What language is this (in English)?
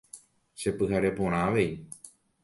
Guarani